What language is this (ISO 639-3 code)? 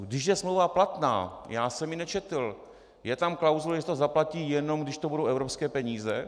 ces